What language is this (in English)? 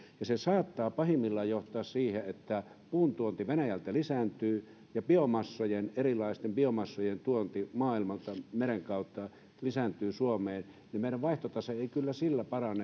Finnish